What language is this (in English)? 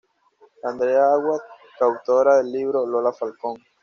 Spanish